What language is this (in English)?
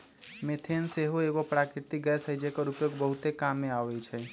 Magahi